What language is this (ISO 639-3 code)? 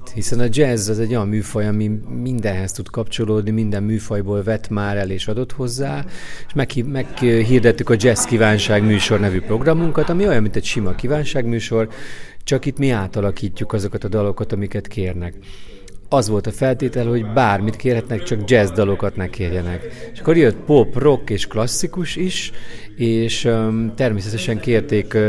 hun